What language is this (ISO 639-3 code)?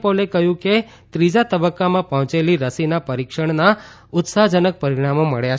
guj